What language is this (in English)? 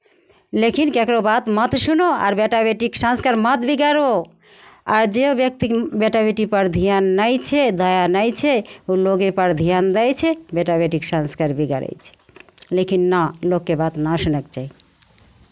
Maithili